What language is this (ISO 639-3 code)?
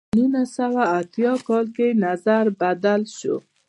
pus